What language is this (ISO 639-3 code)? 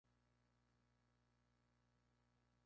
spa